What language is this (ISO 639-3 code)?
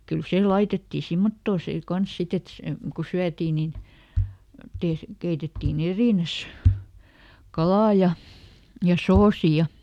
fin